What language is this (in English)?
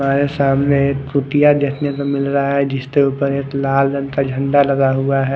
Hindi